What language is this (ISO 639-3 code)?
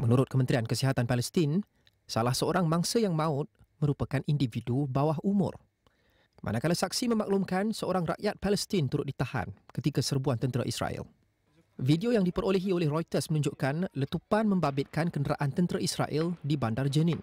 msa